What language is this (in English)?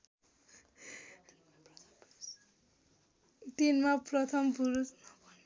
Nepali